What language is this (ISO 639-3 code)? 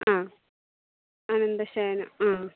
mal